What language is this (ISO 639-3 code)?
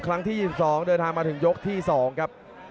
tha